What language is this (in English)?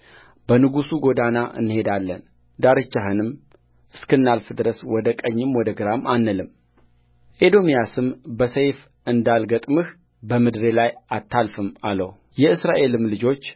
Amharic